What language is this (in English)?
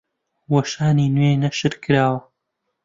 Central Kurdish